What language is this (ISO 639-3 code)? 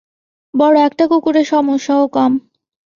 ben